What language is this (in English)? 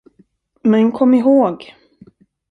Swedish